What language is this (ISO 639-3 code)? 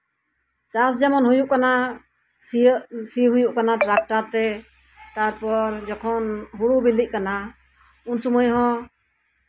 sat